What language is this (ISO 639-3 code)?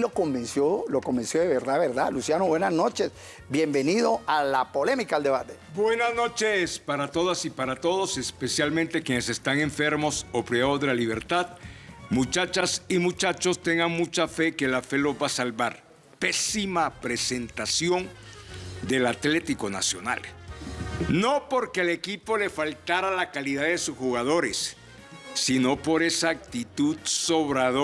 spa